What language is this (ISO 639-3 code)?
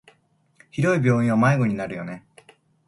jpn